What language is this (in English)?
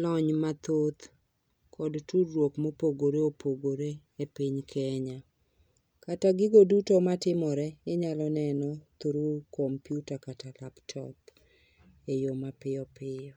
Luo (Kenya and Tanzania)